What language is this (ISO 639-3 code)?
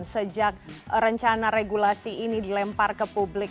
ind